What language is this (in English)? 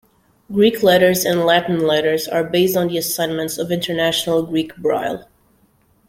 English